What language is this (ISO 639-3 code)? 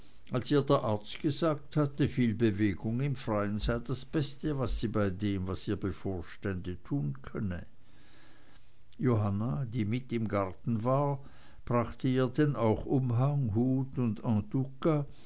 deu